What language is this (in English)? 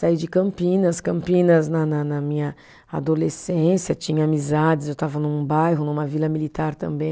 Portuguese